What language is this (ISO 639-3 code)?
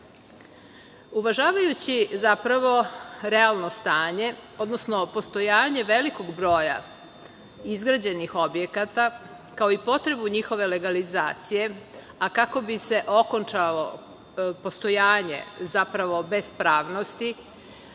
srp